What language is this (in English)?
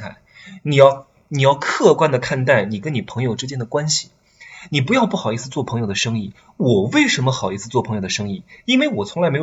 Chinese